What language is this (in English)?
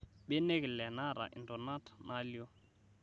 Masai